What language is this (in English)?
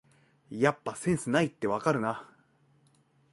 Japanese